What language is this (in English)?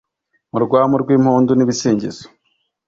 Kinyarwanda